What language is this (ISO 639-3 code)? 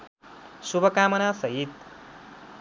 nep